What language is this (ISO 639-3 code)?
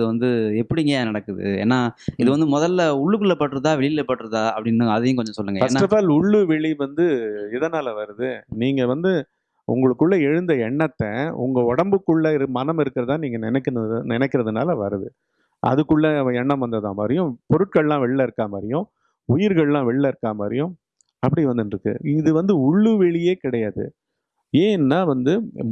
tam